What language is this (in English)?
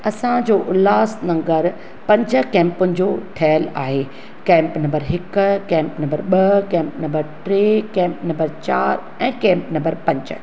Sindhi